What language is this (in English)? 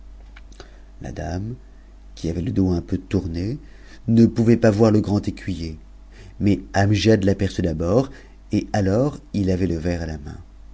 French